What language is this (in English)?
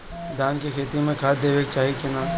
Bhojpuri